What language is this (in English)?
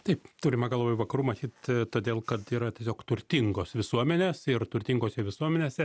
Lithuanian